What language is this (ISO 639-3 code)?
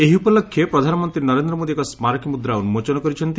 ori